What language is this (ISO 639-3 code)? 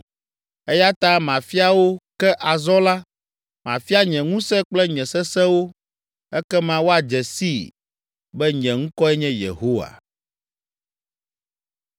ewe